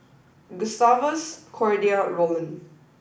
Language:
English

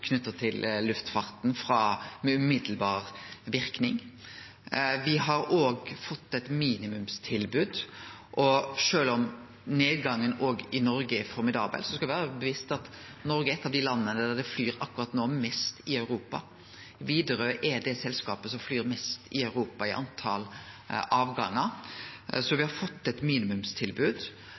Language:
Norwegian Nynorsk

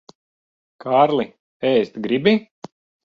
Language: Latvian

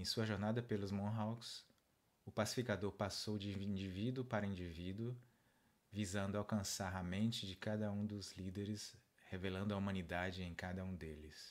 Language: Portuguese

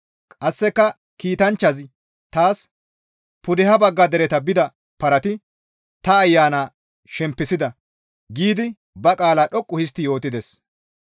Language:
Gamo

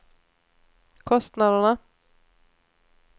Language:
Swedish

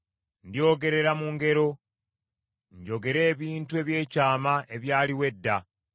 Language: Ganda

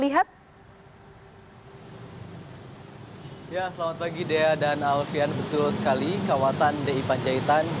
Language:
Indonesian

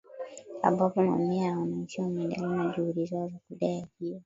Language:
Swahili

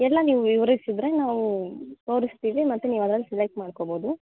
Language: Kannada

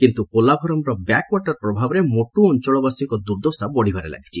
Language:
Odia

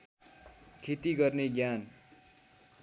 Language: Nepali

